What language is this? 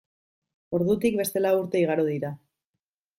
Basque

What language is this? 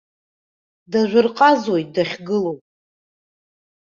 Abkhazian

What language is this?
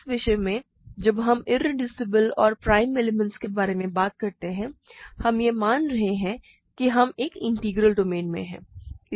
Hindi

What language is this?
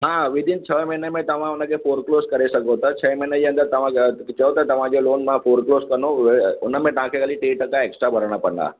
Sindhi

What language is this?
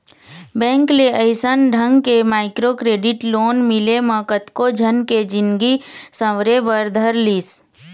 Chhattisgarhi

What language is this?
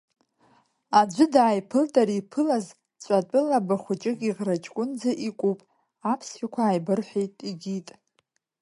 Abkhazian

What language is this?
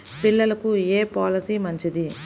Telugu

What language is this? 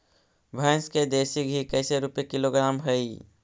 Magahi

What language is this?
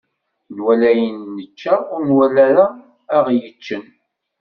Kabyle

